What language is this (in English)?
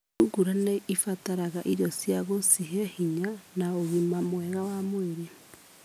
Kikuyu